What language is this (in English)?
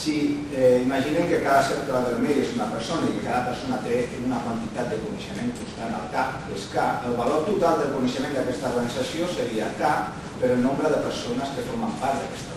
Greek